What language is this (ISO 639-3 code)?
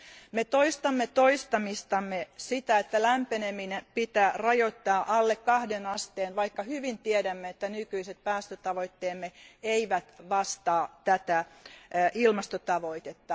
fin